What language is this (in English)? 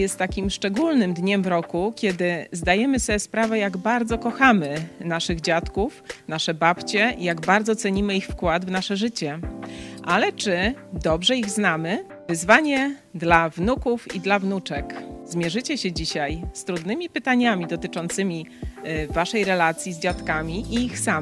Polish